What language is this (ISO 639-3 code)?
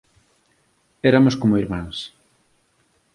glg